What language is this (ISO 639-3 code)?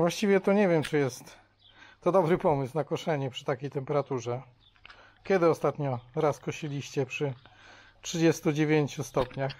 pol